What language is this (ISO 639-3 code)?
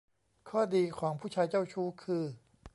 tha